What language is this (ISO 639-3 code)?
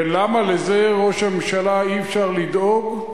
heb